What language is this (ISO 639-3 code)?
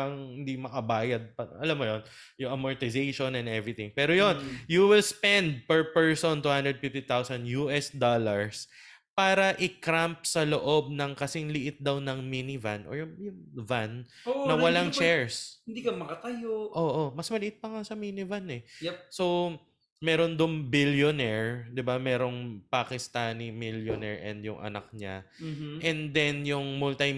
fil